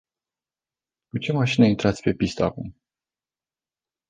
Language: Romanian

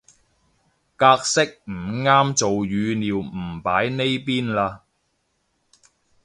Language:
Cantonese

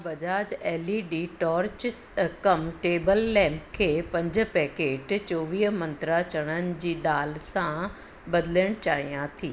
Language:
Sindhi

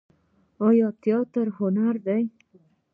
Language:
Pashto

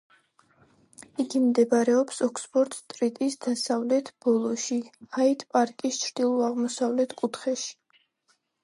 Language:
Georgian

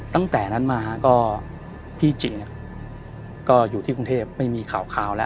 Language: Thai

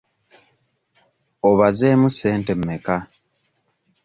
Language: Ganda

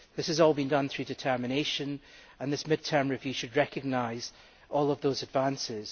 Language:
English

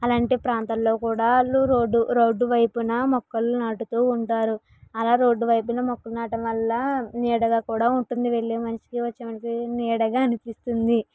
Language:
Telugu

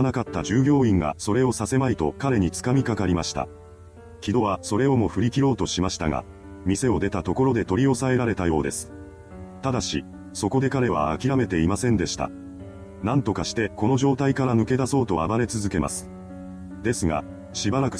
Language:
Japanese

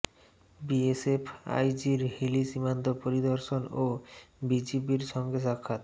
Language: Bangla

